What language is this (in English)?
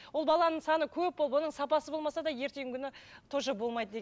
Kazakh